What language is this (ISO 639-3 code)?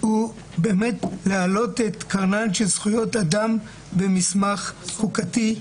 heb